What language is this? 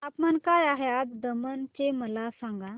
Marathi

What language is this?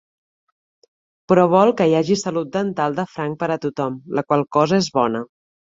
Catalan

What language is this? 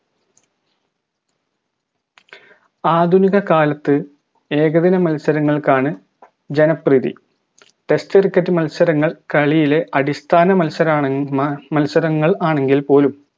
Malayalam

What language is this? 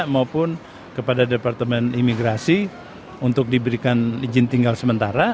Indonesian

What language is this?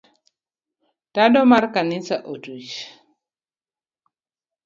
Luo (Kenya and Tanzania)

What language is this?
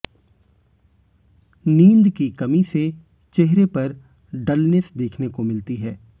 Hindi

